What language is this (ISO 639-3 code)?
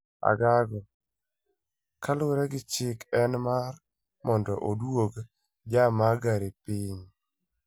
luo